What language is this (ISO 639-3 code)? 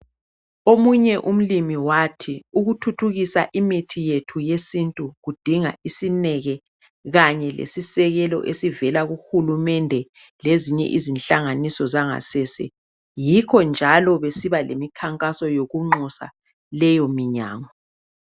nde